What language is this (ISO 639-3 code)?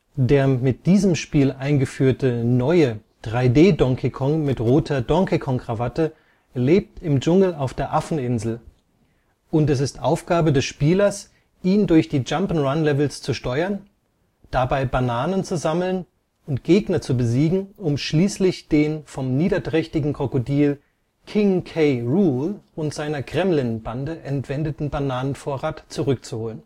deu